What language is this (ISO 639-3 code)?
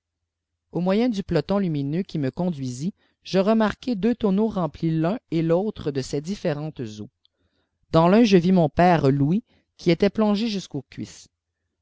fra